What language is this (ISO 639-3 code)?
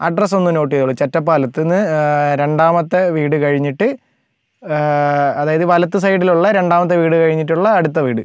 mal